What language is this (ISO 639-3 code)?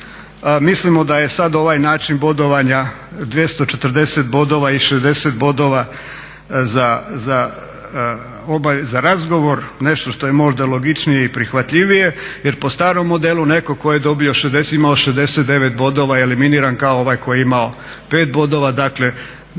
hrv